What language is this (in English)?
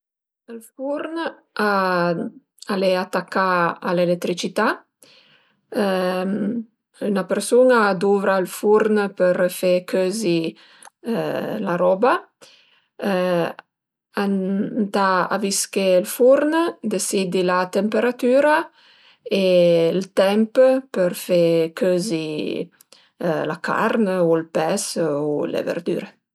Piedmontese